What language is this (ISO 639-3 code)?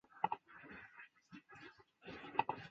zho